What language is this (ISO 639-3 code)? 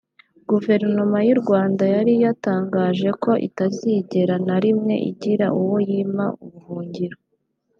kin